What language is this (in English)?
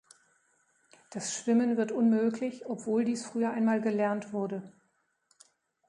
German